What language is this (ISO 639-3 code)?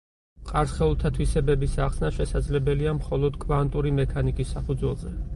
kat